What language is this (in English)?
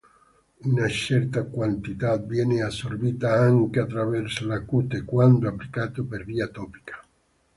Italian